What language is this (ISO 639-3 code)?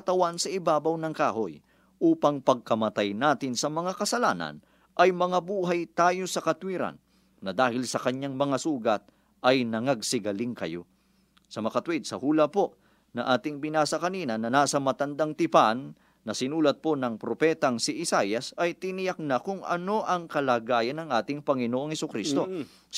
fil